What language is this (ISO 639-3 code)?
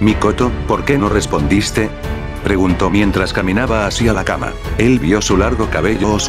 spa